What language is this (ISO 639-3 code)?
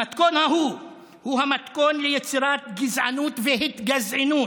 heb